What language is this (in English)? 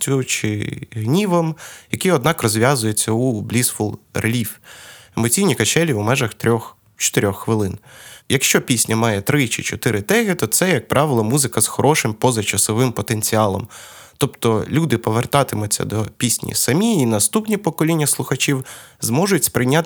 Ukrainian